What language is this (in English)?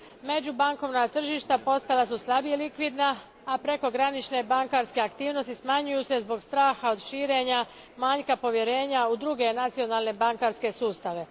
Croatian